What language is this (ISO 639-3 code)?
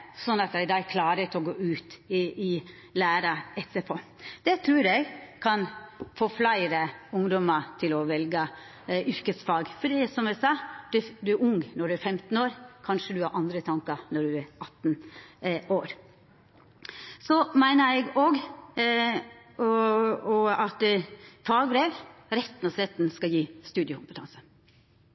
nno